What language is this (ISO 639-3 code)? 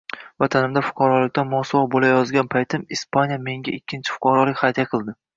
uzb